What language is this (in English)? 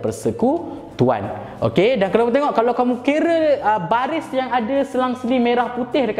Malay